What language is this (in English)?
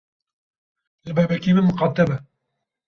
Kurdish